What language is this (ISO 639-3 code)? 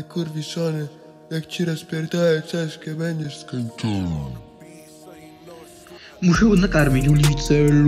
pol